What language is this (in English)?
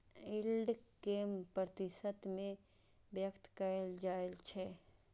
Maithili